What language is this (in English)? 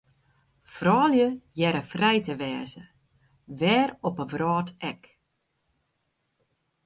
Western Frisian